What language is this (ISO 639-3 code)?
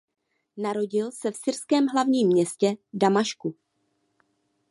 ces